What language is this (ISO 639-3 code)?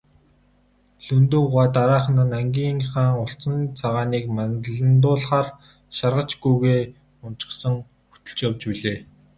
mon